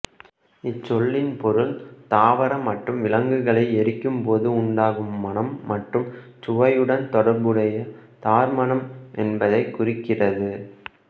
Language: Tamil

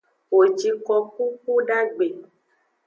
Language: Aja (Benin)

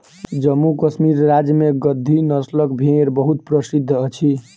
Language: Maithili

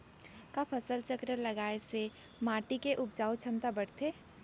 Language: Chhattisgarhi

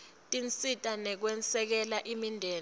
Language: Swati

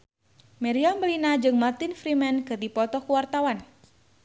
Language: Sundanese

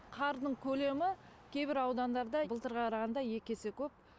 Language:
Kazakh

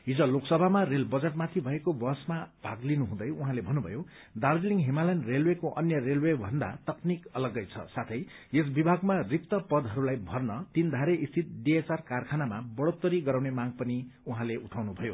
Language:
Nepali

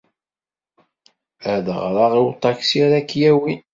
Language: Kabyle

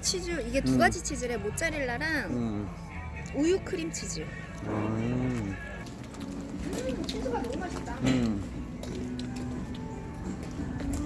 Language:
Korean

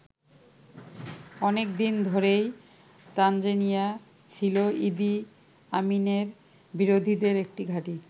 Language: Bangla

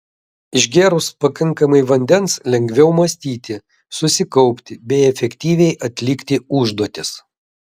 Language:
Lithuanian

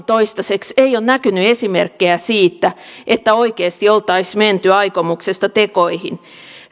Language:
Finnish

